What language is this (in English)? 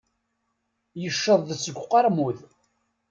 Kabyle